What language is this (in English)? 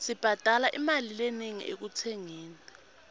Swati